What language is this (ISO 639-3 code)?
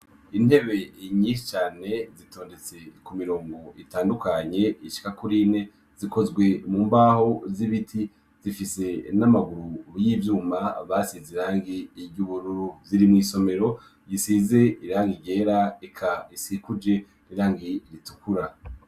run